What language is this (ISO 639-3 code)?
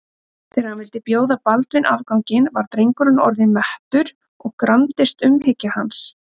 isl